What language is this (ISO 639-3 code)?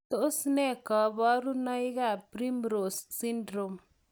kln